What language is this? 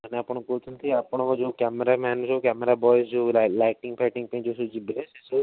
Odia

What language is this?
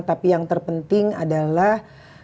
Indonesian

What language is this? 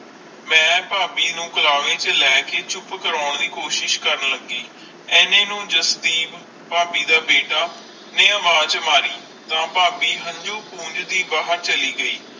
Punjabi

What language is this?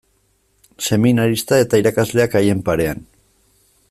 Basque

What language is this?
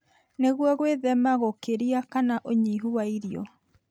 Kikuyu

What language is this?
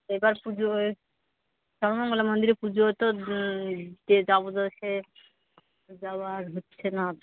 Bangla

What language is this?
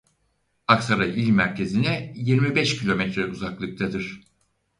Turkish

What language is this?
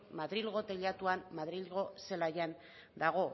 Basque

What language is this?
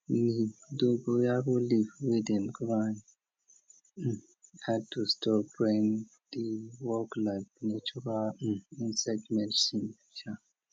Nigerian Pidgin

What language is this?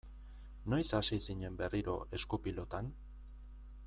Basque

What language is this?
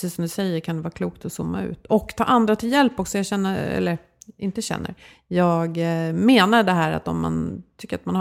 Swedish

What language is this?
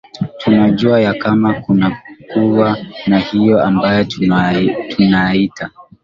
Swahili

